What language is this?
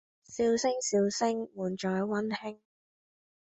Cantonese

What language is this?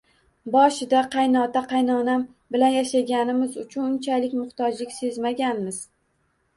Uzbek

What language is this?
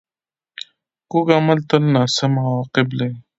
Pashto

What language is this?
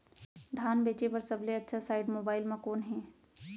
Chhattisgarhi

